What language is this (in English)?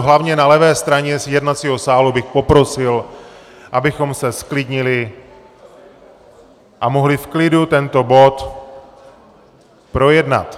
Czech